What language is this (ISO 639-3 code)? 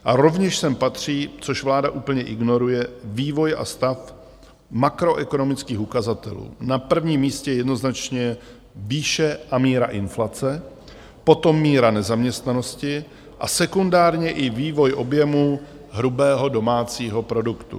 ces